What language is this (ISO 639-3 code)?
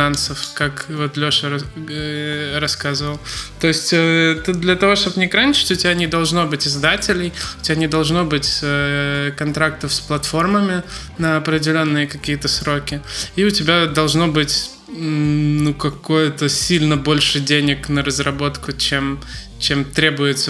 rus